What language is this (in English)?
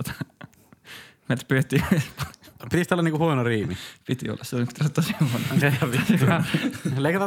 Finnish